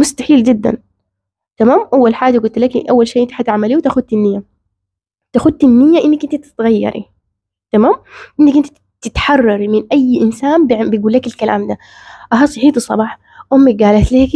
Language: Arabic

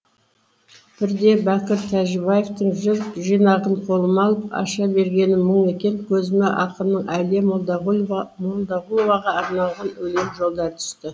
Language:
Kazakh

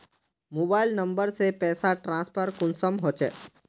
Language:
Magahi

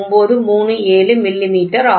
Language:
Tamil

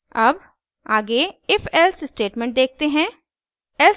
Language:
Hindi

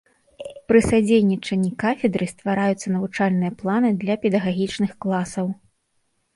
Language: Belarusian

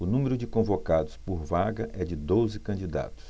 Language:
Portuguese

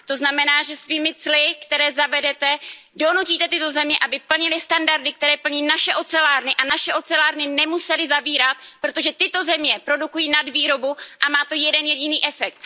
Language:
Czech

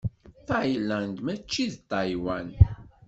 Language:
Kabyle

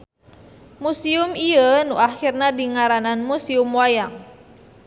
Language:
Sundanese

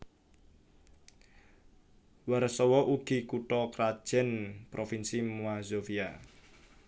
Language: Javanese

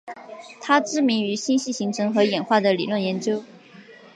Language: Chinese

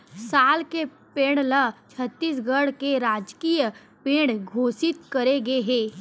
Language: Chhattisgarhi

